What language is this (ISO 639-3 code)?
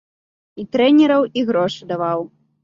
bel